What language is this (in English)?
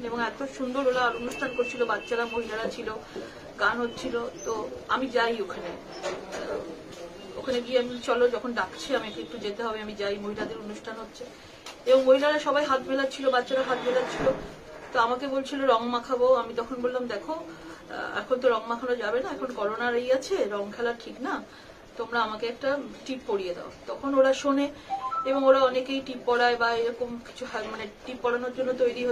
French